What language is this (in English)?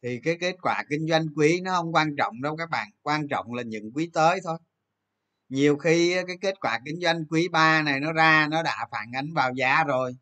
Vietnamese